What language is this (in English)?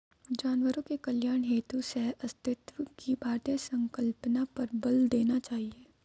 Hindi